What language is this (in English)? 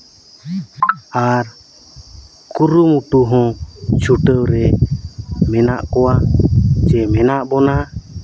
Santali